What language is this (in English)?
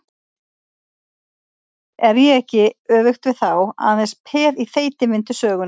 Icelandic